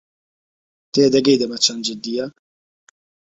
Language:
Central Kurdish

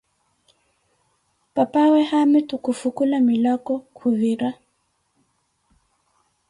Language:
Koti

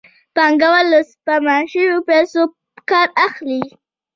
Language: Pashto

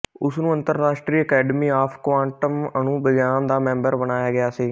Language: Punjabi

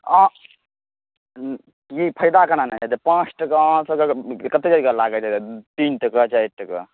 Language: Maithili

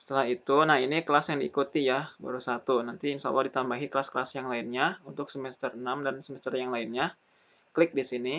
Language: Indonesian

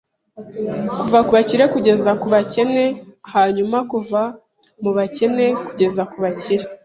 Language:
Kinyarwanda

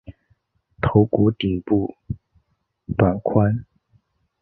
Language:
Chinese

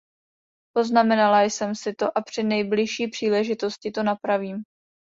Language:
Czech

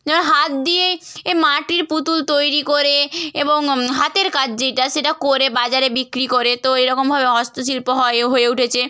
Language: Bangla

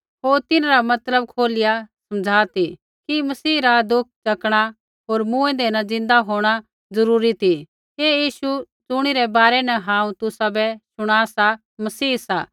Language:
Kullu Pahari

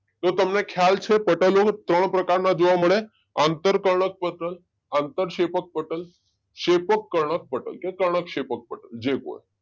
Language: Gujarati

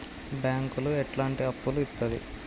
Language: Telugu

